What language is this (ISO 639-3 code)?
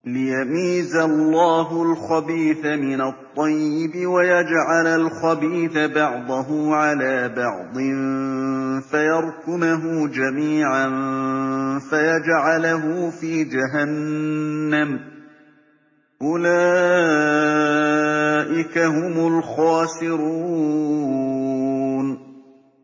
ara